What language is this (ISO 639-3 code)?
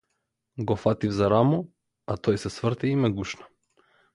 mkd